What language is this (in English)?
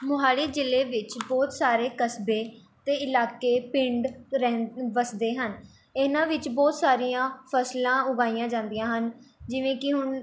Punjabi